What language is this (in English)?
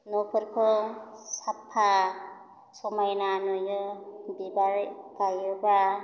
Bodo